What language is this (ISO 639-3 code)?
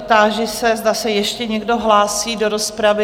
ces